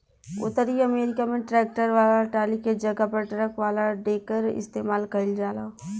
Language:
Bhojpuri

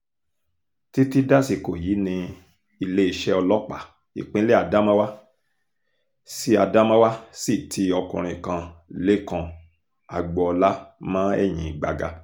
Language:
Yoruba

